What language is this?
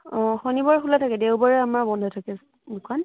Assamese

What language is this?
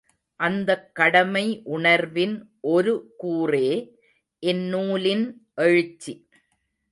Tamil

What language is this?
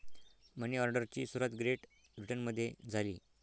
Marathi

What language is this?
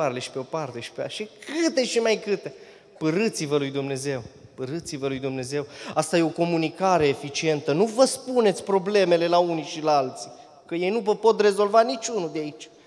Romanian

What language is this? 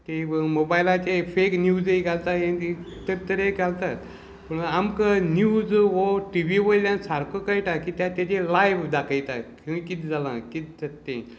Konkani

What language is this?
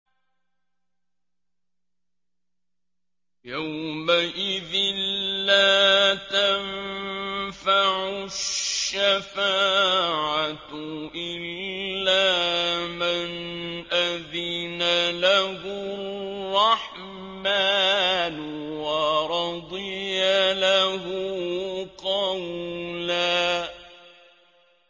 Arabic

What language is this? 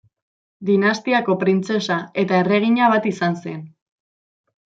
Basque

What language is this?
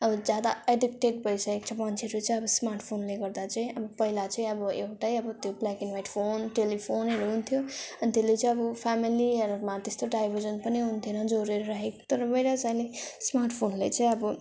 Nepali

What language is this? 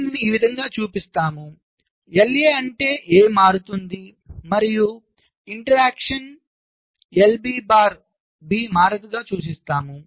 Telugu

